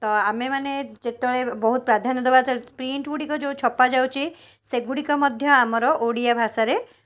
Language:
Odia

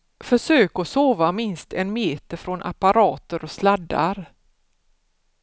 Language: Swedish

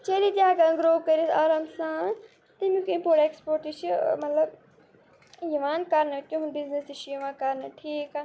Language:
Kashmiri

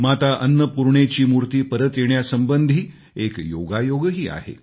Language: Marathi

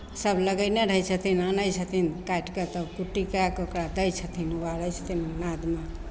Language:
Maithili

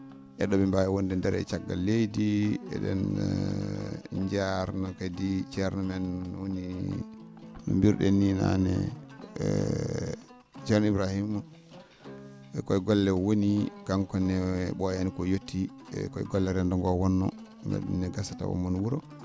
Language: Fula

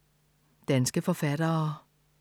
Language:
Danish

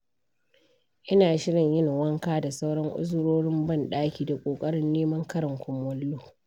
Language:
Hausa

